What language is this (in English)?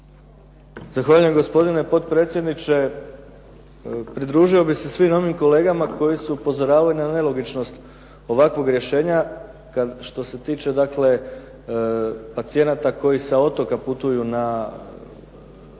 Croatian